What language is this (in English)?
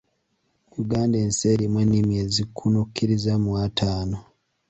Ganda